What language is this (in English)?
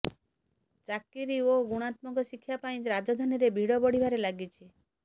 Odia